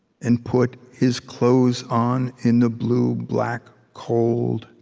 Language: English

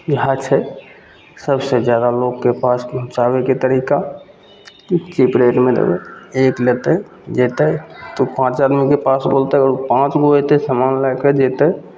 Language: Maithili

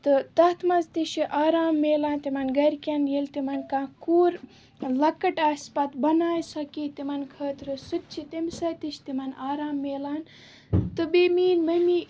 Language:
Kashmiri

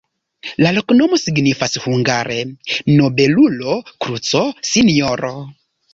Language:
Esperanto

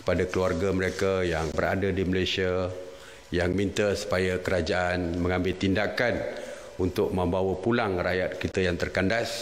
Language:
Malay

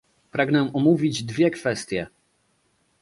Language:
Polish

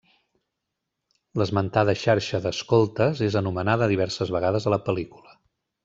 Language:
Catalan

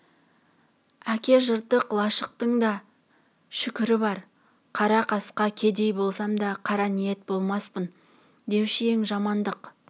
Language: Kazakh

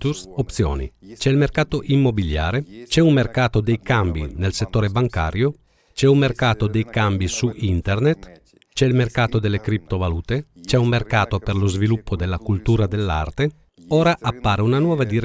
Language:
Italian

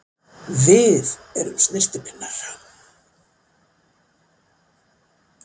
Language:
Icelandic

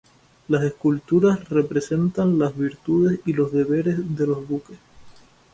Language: Spanish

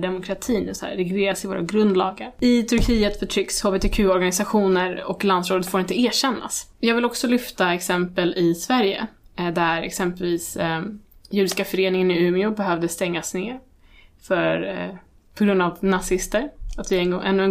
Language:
Swedish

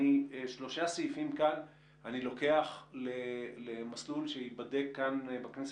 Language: Hebrew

